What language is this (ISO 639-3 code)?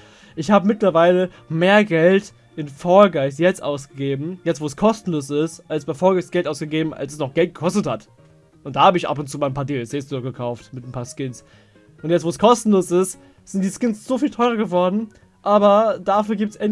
deu